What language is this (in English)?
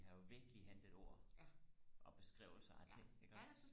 Danish